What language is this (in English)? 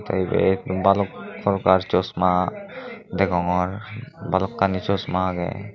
Chakma